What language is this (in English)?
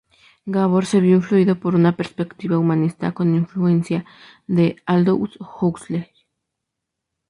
Spanish